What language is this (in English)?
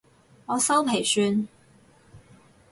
Cantonese